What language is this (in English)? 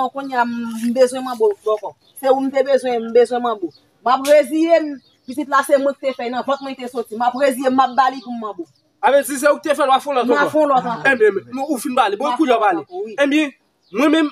French